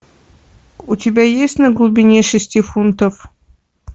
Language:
Russian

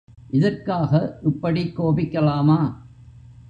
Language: Tamil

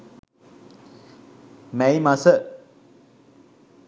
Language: Sinhala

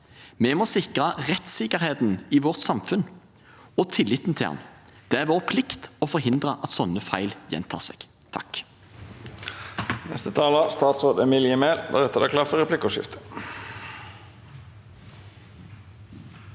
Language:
Norwegian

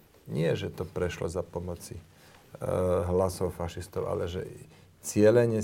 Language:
Slovak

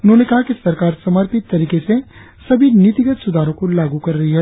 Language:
Hindi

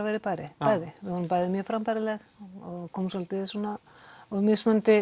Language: Icelandic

